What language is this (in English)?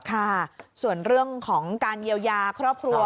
Thai